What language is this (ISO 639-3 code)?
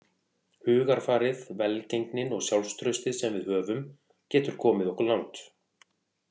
isl